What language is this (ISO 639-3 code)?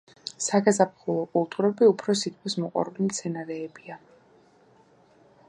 kat